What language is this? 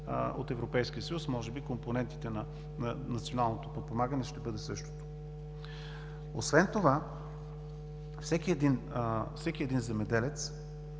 Bulgarian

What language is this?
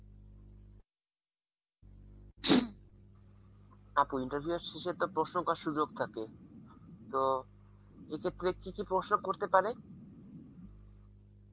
Bangla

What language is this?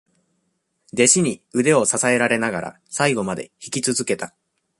Japanese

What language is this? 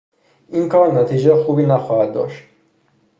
Persian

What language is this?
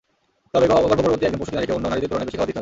Bangla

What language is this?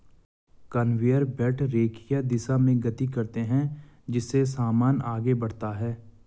Hindi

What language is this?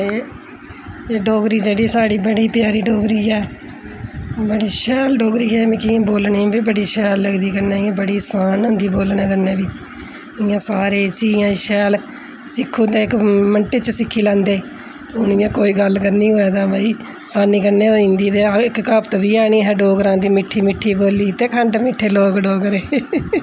Dogri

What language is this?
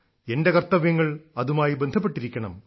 Malayalam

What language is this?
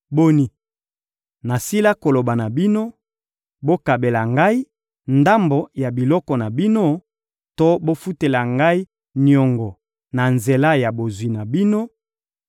Lingala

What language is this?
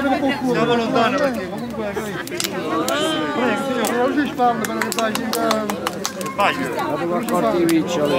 Italian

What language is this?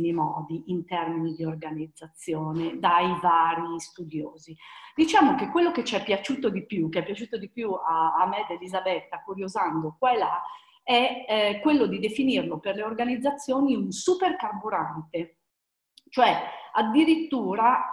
Italian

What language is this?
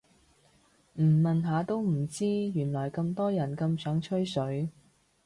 Cantonese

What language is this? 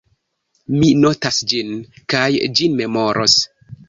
Esperanto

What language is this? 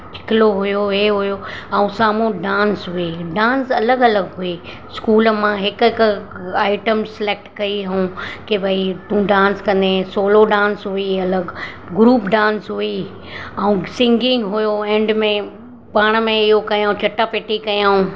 Sindhi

